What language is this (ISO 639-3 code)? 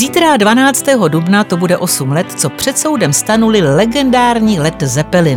ces